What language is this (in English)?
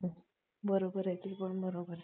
Marathi